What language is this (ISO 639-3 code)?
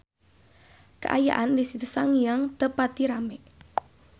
sun